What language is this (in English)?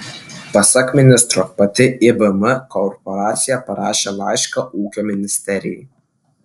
Lithuanian